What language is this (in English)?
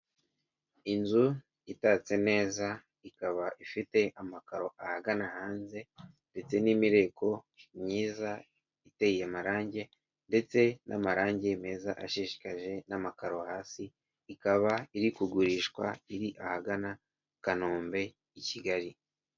Kinyarwanda